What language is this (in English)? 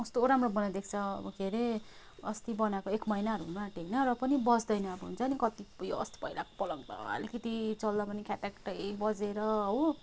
Nepali